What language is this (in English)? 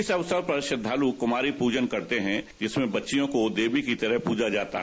Hindi